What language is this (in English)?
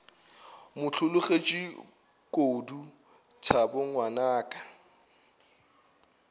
Northern Sotho